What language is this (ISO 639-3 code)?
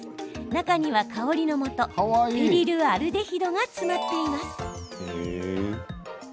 jpn